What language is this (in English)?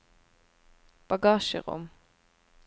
Norwegian